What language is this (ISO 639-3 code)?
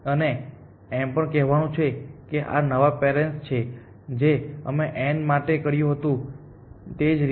guj